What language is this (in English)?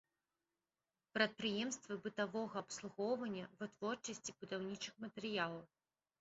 Belarusian